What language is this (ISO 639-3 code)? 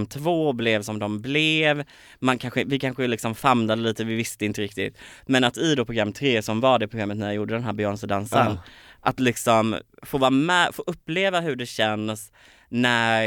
swe